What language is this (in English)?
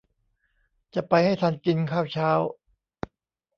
Thai